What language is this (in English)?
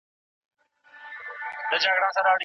Pashto